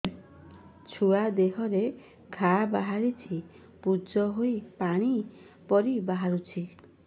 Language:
Odia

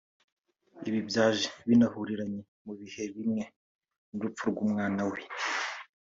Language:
Kinyarwanda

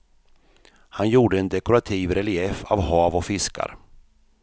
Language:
Swedish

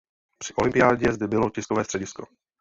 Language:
Czech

